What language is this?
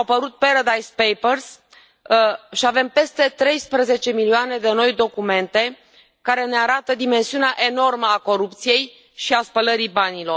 Romanian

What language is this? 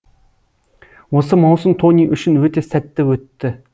Kazakh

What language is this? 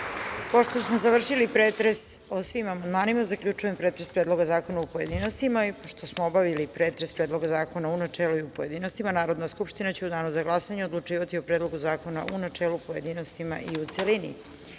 Serbian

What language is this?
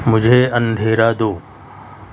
Urdu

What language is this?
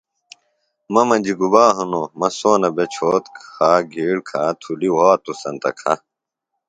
Phalura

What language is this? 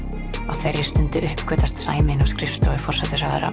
Icelandic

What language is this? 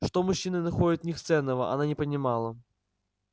Russian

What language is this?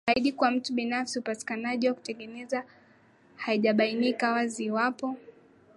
Swahili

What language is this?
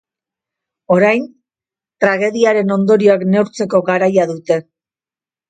Basque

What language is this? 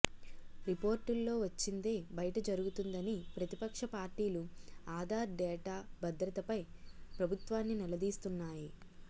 Telugu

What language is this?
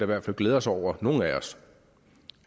Danish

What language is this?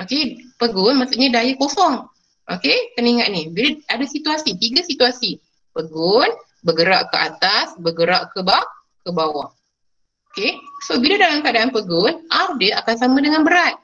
Malay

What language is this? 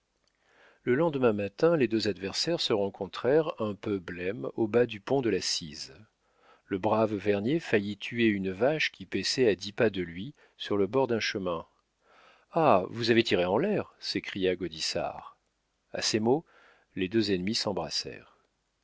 French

